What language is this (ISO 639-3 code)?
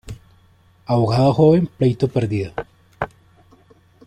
spa